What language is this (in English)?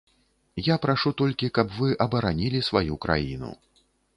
Belarusian